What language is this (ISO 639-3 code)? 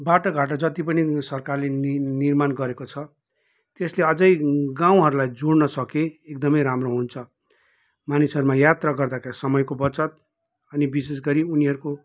nep